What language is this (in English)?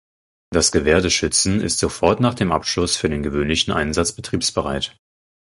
German